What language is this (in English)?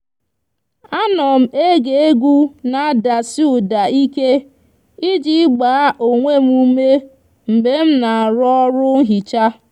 Igbo